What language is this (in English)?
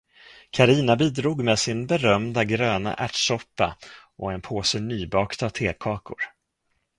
Swedish